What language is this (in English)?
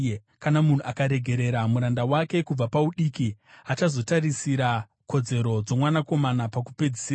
Shona